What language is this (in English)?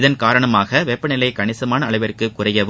Tamil